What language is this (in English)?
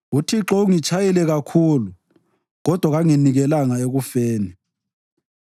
North Ndebele